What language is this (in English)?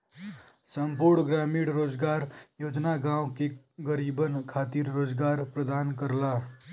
Bhojpuri